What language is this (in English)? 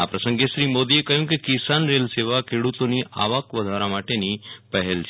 Gujarati